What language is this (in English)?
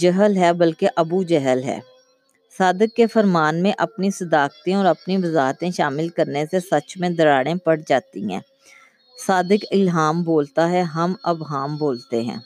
Urdu